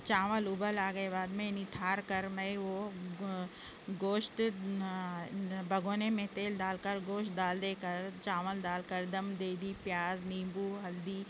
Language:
Urdu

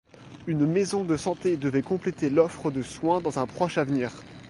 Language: French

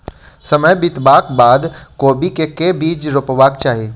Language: Maithili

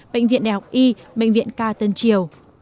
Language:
Vietnamese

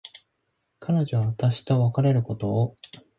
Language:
Japanese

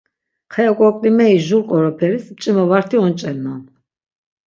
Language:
Laz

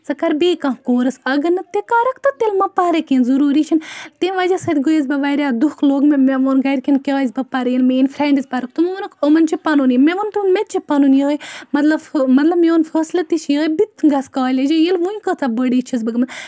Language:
Kashmiri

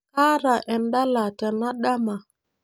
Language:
Masai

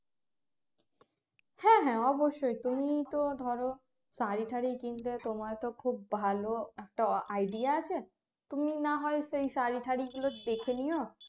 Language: Bangla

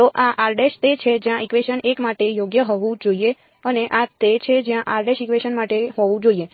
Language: Gujarati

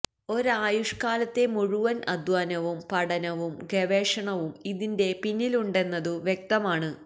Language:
Malayalam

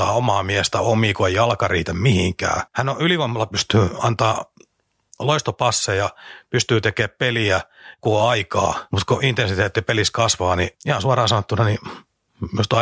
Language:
Finnish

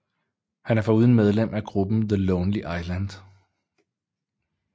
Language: Danish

